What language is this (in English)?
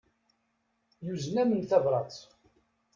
Kabyle